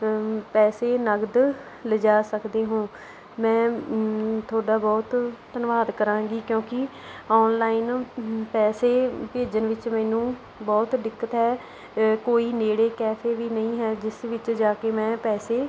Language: Punjabi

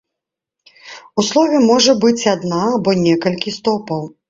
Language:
Belarusian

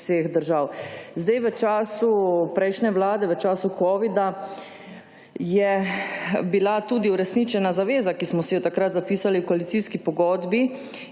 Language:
Slovenian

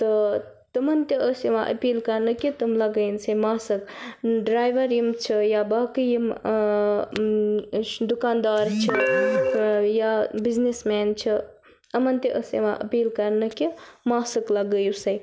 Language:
Kashmiri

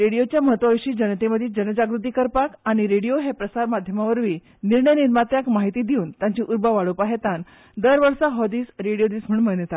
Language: Konkani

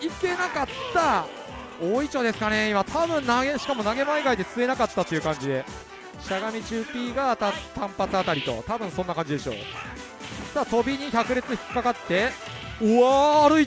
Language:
Japanese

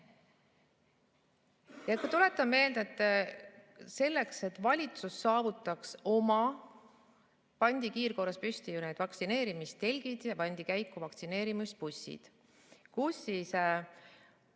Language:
Estonian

